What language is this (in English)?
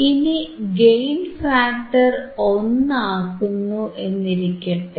Malayalam